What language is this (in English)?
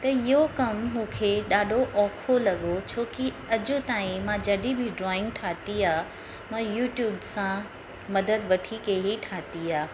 Sindhi